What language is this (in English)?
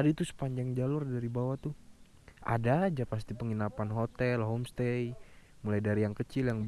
Indonesian